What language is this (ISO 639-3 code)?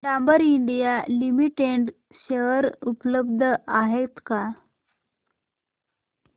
mar